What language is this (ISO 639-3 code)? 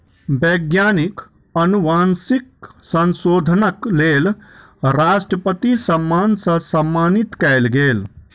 mai